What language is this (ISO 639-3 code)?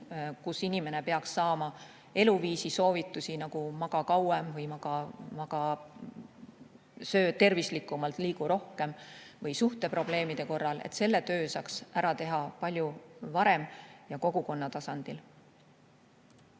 est